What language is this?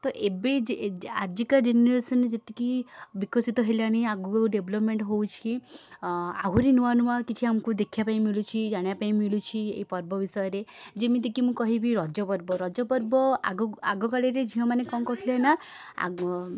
Odia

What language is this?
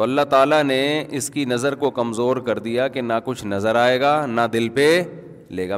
Urdu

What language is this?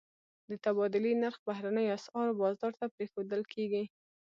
Pashto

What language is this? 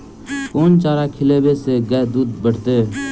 Maithili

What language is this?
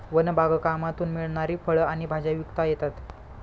Marathi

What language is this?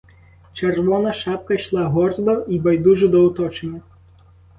Ukrainian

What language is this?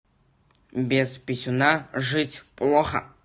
Russian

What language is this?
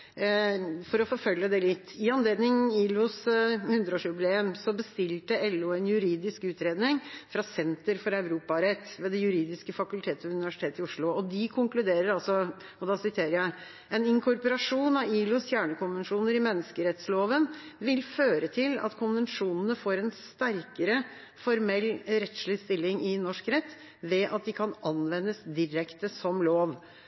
Norwegian Bokmål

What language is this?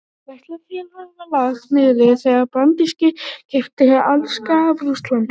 Icelandic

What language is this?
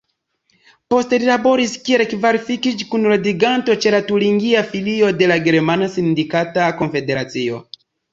Esperanto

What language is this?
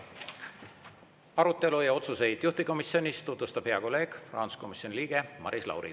Estonian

